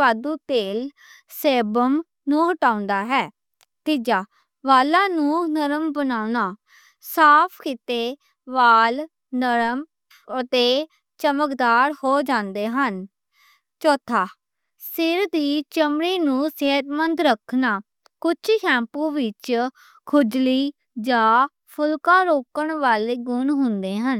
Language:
Western Panjabi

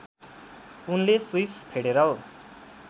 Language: Nepali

